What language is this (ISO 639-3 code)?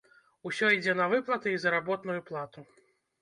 bel